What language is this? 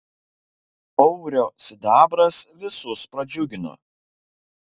Lithuanian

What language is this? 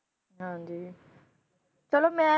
Punjabi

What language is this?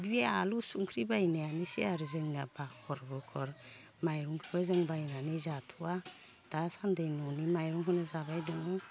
Bodo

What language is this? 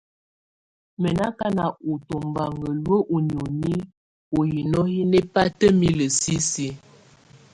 Tunen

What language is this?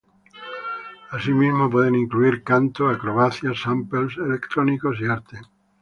Spanish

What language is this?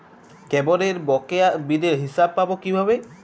Bangla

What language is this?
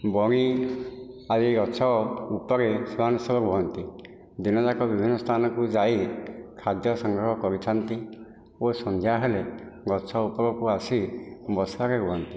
Odia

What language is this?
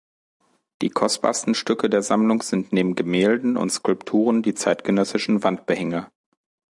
German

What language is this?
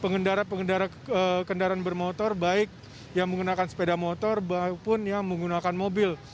Indonesian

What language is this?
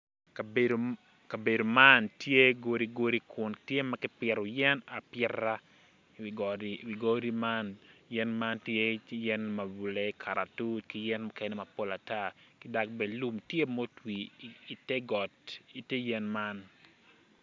Acoli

